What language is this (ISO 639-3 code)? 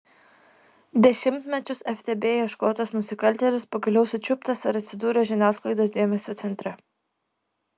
lit